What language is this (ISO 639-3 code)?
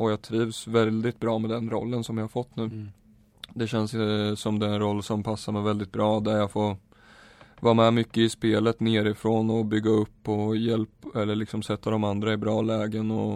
swe